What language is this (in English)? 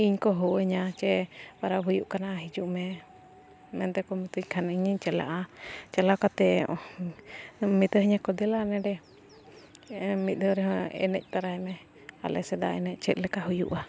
Santali